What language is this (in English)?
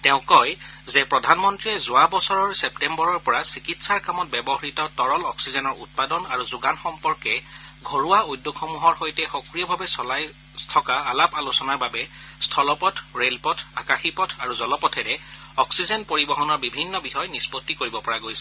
Assamese